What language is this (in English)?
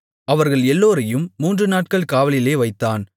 Tamil